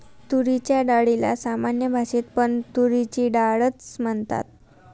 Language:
Marathi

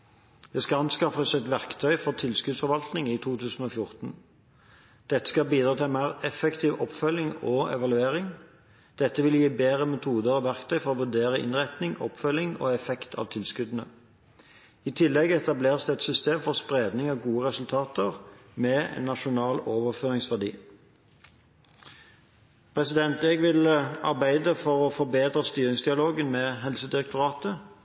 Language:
Norwegian Bokmål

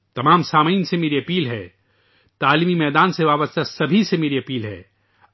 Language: Urdu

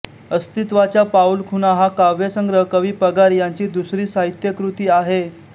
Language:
Marathi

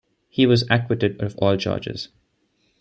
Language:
English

